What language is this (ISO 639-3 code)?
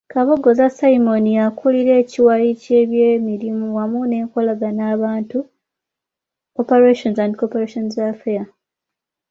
lug